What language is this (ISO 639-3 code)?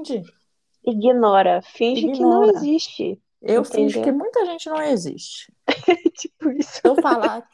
por